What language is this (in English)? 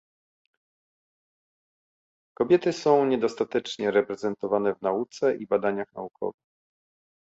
Polish